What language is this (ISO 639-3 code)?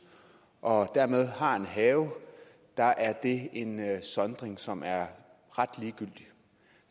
dan